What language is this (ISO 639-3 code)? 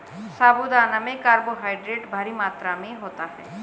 hin